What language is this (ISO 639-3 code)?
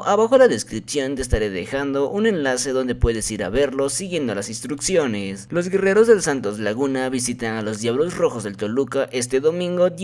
spa